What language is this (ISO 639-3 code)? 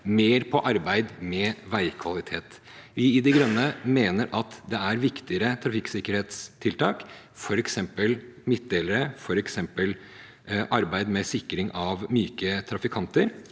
nor